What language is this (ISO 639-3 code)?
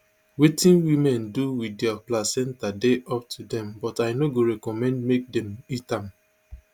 pcm